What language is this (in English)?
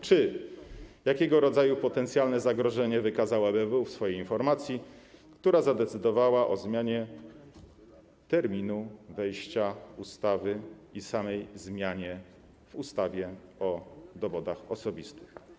Polish